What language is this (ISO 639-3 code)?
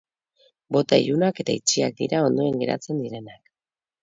eus